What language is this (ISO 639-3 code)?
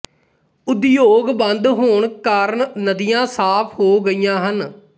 pan